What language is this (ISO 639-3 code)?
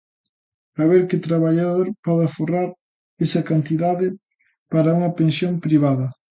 glg